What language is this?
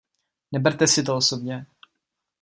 Czech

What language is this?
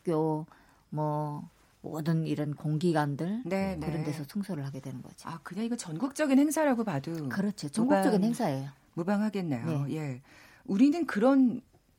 Korean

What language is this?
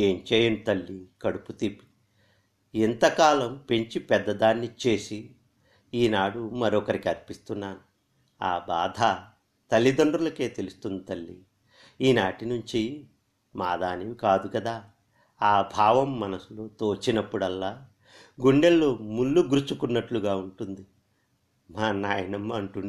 Telugu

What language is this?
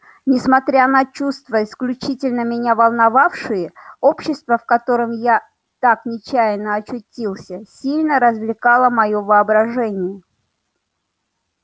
Russian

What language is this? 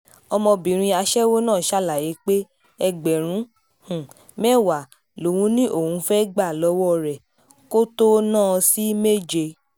Yoruba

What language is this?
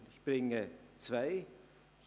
Swiss German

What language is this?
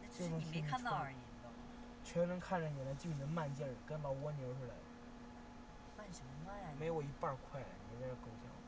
Chinese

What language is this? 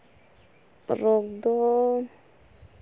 Santali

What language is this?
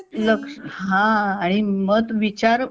Marathi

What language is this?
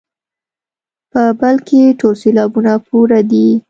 Pashto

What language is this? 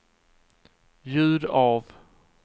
Swedish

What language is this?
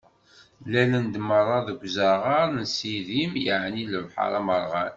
Kabyle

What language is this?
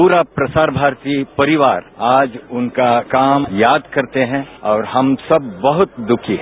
Hindi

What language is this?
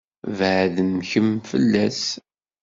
Kabyle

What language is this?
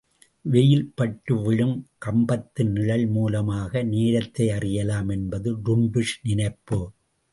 Tamil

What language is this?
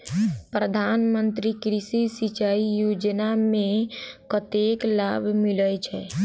Maithili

